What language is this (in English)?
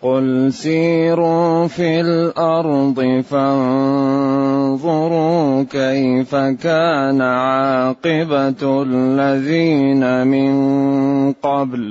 Arabic